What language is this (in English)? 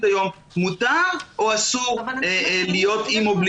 Hebrew